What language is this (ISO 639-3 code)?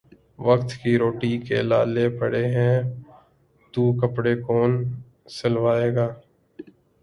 urd